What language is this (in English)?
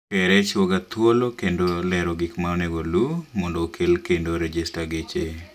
Luo (Kenya and Tanzania)